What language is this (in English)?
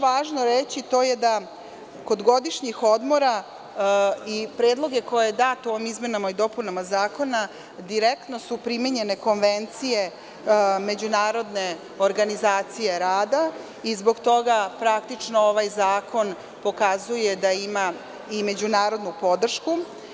Serbian